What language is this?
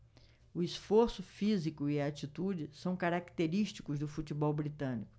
Portuguese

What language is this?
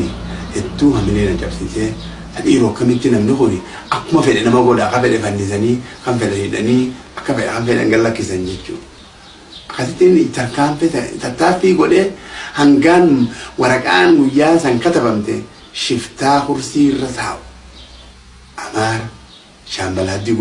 Oromo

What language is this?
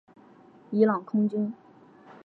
Chinese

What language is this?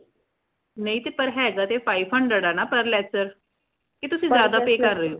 Punjabi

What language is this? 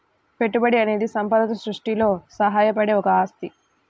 Telugu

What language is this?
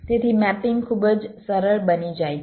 Gujarati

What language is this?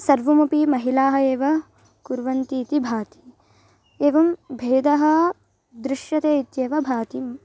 Sanskrit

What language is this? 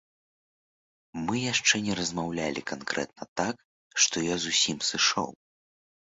Belarusian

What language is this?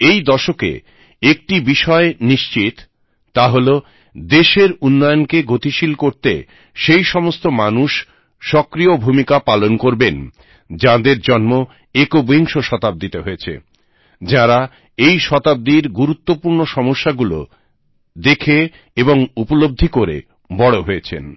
Bangla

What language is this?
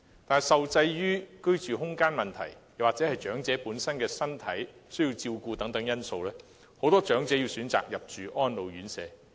Cantonese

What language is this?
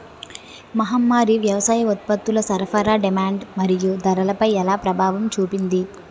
Telugu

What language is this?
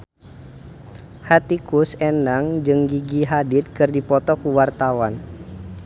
Sundanese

